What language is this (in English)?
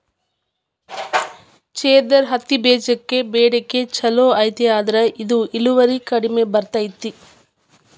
Kannada